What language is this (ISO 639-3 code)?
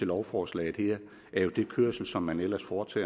dan